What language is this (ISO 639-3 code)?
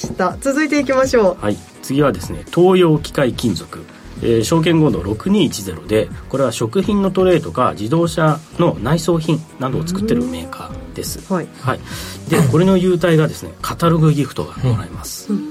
jpn